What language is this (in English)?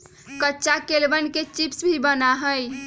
Magahi